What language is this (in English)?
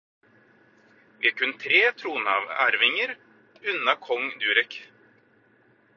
Norwegian Bokmål